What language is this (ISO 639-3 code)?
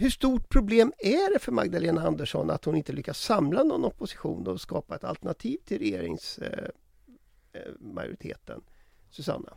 swe